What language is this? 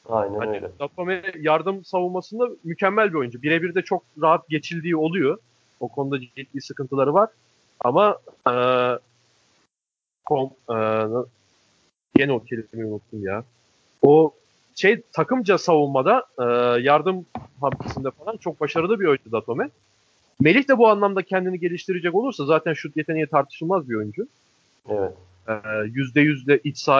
Turkish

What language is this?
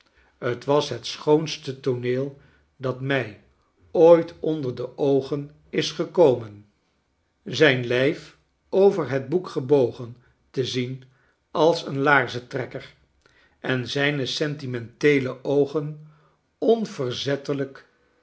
Dutch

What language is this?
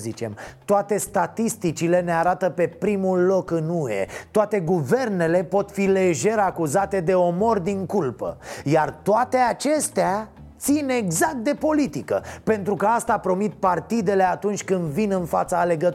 Romanian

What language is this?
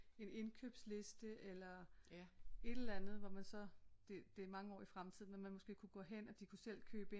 Danish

